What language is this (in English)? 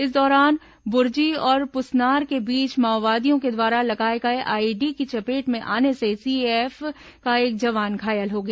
Hindi